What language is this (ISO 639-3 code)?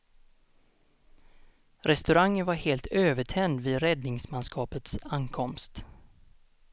swe